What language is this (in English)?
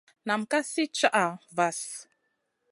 Masana